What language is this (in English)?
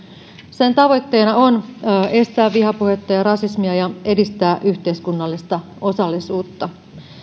Finnish